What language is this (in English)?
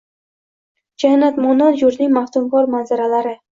Uzbek